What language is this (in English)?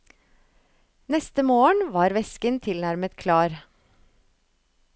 Norwegian